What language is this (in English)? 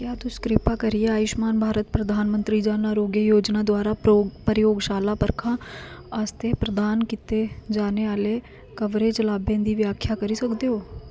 Dogri